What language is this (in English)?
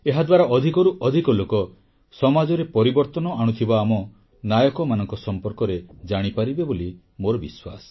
Odia